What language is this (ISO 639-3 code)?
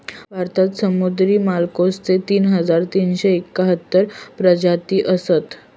mar